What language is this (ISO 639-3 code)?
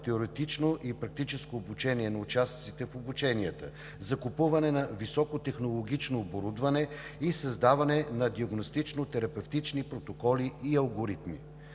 bul